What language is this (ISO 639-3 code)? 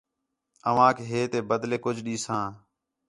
xhe